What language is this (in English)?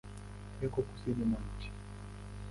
Swahili